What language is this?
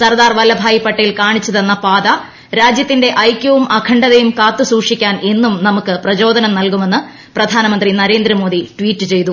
Malayalam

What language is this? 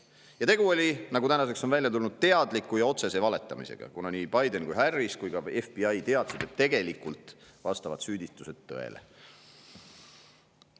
Estonian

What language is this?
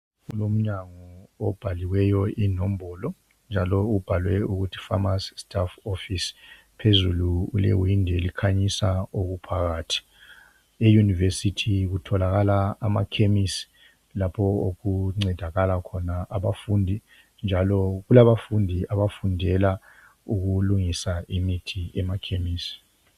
North Ndebele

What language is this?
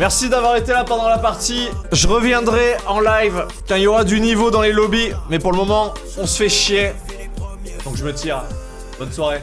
French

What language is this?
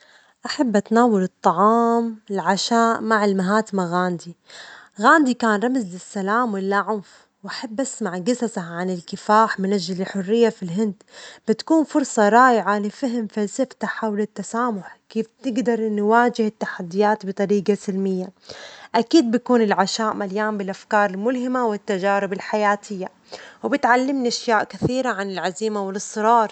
Omani Arabic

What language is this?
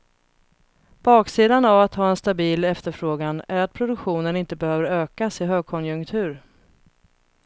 Swedish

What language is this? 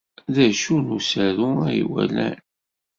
Kabyle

